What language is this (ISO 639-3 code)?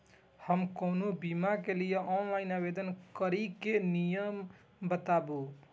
mai